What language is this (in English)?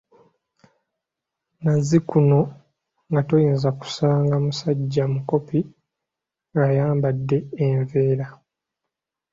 Ganda